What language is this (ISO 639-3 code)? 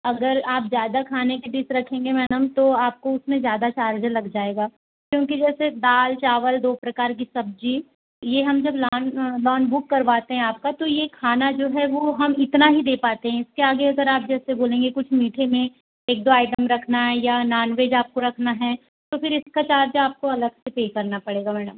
hin